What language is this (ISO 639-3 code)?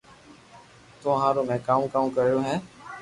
lrk